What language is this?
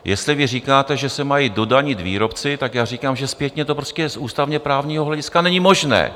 Czech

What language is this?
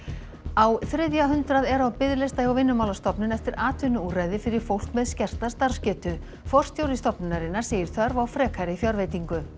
Icelandic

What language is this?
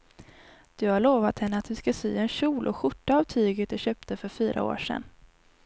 Swedish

